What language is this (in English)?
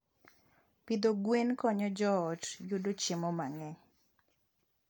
Luo (Kenya and Tanzania)